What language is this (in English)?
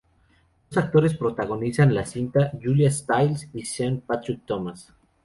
Spanish